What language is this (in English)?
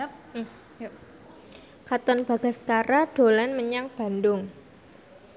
Javanese